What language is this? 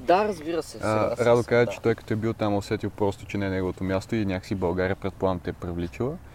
Bulgarian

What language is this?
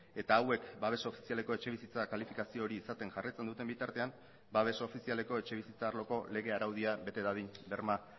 Basque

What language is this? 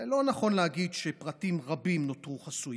Hebrew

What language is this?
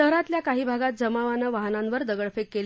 Marathi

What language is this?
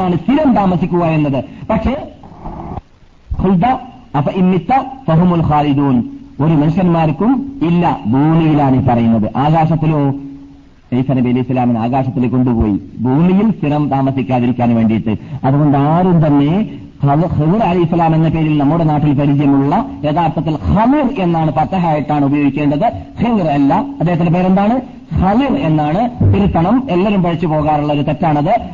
Malayalam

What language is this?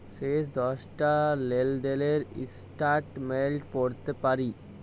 Bangla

